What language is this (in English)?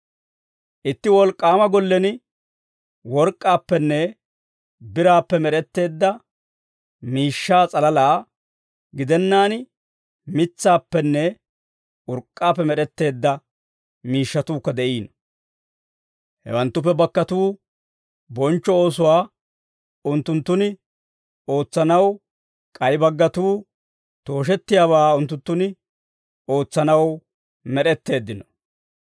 Dawro